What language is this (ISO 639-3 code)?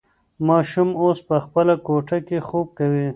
pus